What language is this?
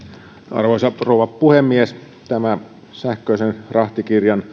Finnish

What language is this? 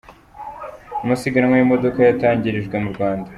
Kinyarwanda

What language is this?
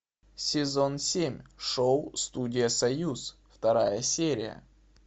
Russian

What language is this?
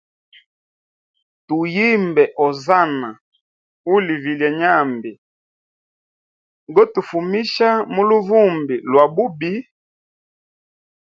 Hemba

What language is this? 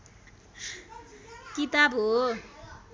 Nepali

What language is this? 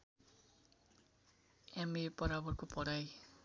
Nepali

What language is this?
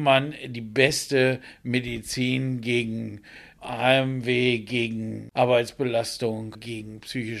German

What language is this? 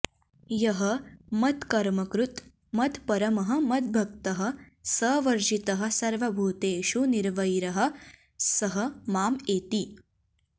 Sanskrit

